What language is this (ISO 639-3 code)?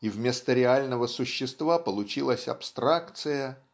rus